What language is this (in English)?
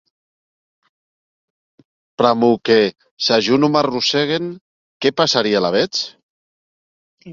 Occitan